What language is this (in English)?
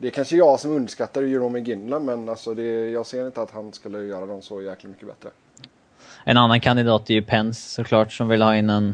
Swedish